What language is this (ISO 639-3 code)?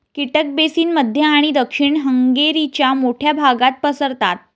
mar